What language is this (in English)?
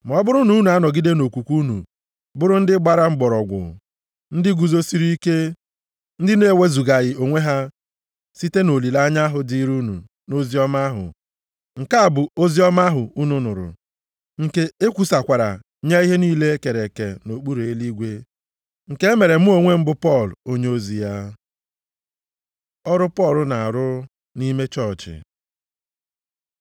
Igbo